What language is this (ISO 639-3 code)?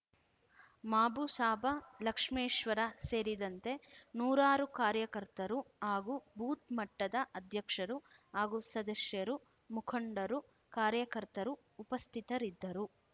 kan